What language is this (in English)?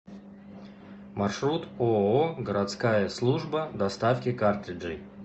Russian